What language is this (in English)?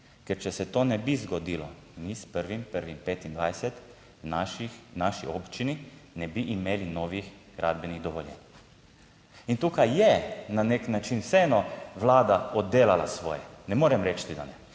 Slovenian